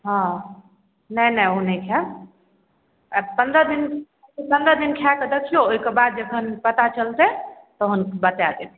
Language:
Maithili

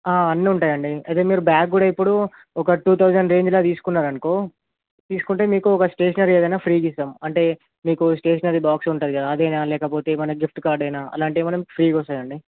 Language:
Telugu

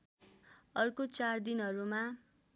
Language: Nepali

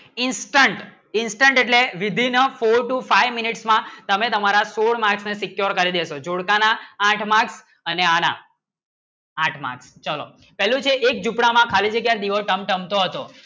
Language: Gujarati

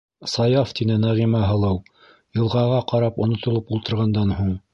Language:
Bashkir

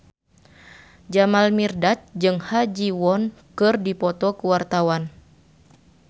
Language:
Sundanese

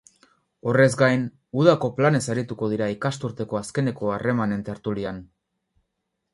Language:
Basque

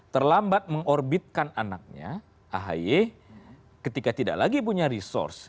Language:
Indonesian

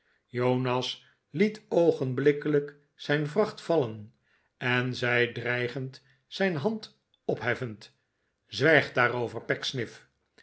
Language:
Dutch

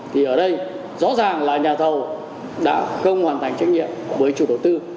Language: Vietnamese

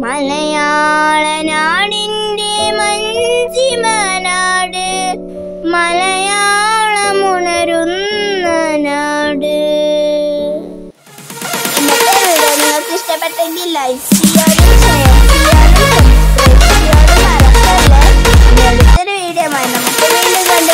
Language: Turkish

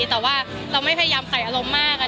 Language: Thai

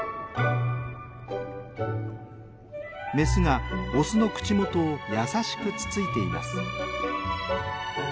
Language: Japanese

